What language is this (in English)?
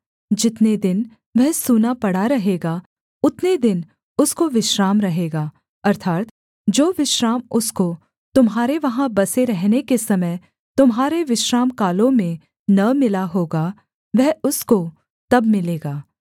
Hindi